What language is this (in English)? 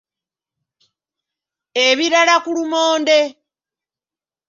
Ganda